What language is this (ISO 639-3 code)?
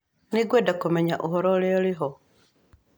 kik